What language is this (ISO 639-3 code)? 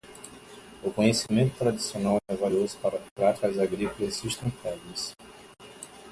por